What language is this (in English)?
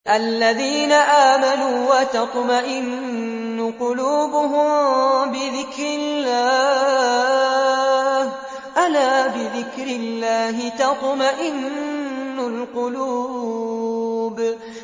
Arabic